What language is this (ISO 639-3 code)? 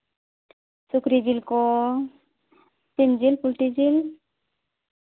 sat